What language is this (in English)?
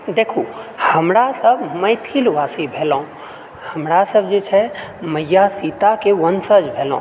Maithili